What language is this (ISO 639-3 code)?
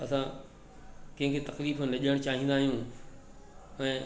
snd